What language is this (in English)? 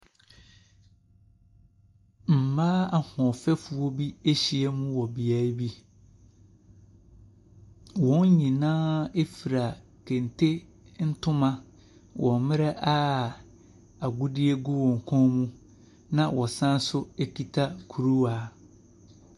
Akan